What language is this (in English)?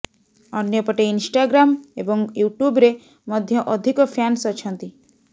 Odia